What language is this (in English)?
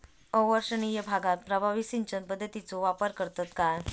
Marathi